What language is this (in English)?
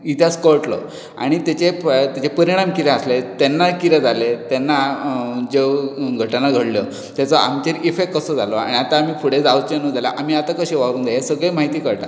Konkani